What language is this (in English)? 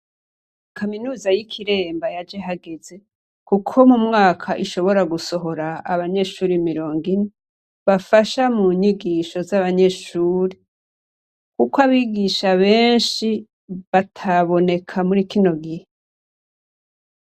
Rundi